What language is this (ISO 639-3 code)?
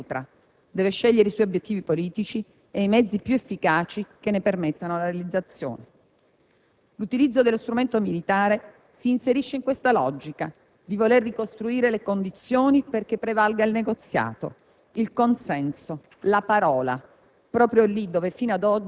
ita